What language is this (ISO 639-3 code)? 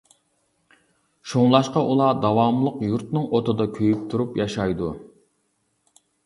uig